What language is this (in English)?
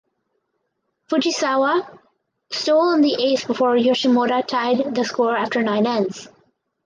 English